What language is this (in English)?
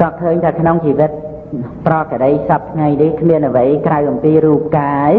Khmer